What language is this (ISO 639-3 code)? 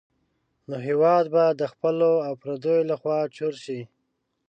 pus